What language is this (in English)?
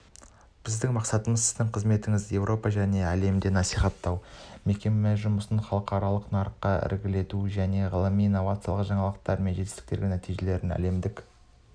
Kazakh